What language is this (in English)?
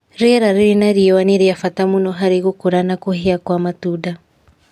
Kikuyu